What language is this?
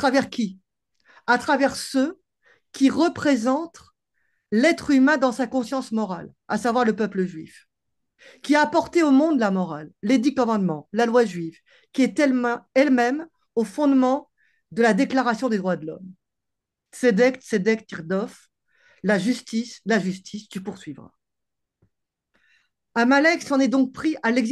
French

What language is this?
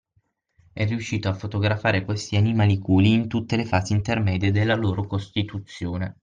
Italian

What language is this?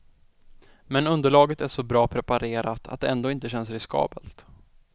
Swedish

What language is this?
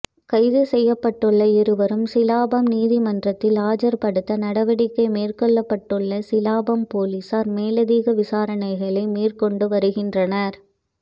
Tamil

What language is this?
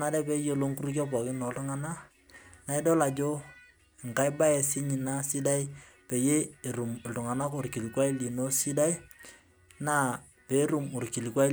Masai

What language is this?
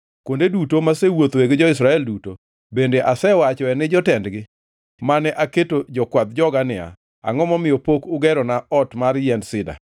Luo (Kenya and Tanzania)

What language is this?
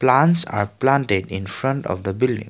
English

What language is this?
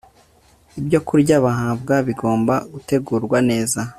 Kinyarwanda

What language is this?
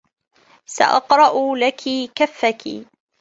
Arabic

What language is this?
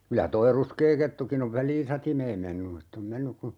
Finnish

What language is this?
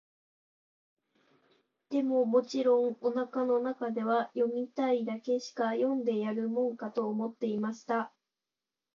Japanese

